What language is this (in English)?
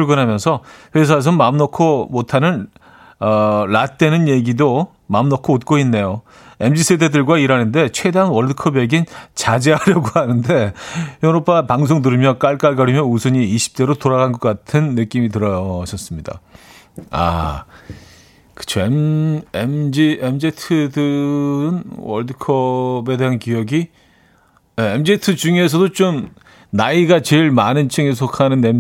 Korean